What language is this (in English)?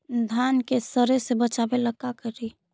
Magahi